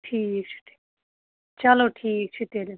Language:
Kashmiri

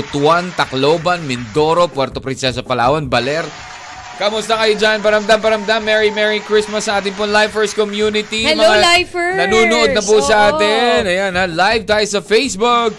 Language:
Filipino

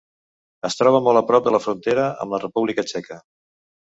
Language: Catalan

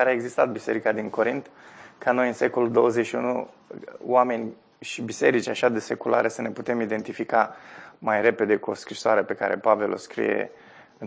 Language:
Romanian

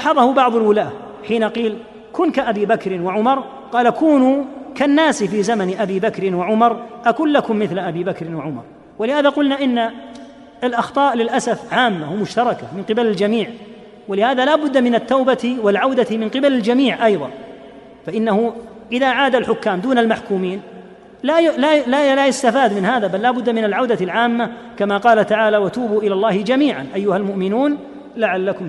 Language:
Arabic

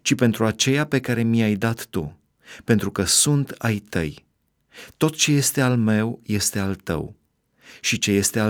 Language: Romanian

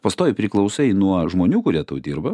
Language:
Lithuanian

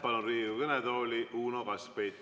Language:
Estonian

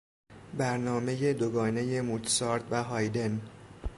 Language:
Persian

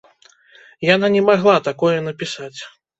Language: Belarusian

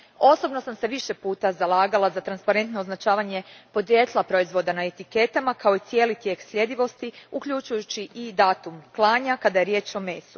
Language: Croatian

